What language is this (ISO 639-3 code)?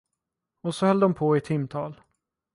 swe